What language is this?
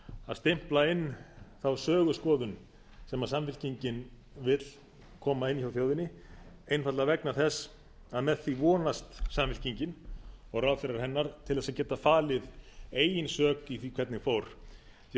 Icelandic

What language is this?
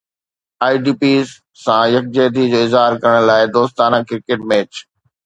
Sindhi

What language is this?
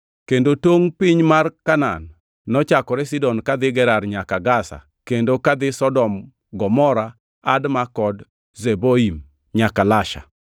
Luo (Kenya and Tanzania)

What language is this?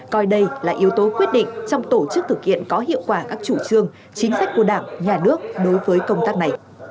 Vietnamese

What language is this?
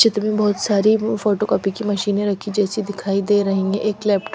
Hindi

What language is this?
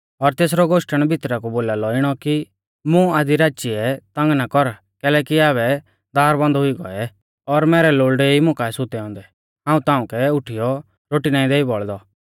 Mahasu Pahari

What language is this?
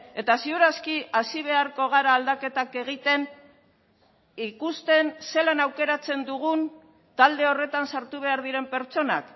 Basque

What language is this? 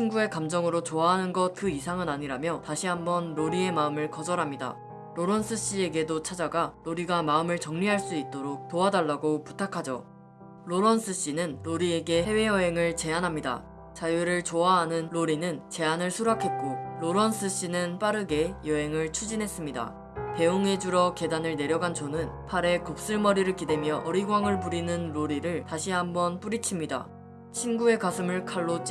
Korean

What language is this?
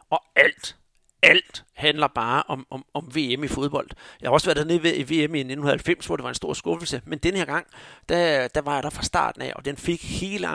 Danish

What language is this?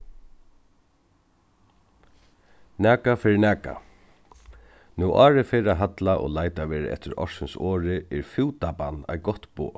Faroese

